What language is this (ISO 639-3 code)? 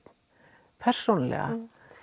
isl